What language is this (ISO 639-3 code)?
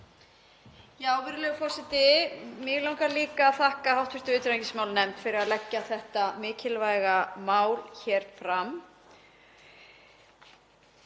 isl